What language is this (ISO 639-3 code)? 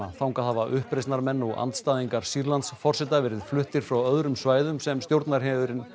isl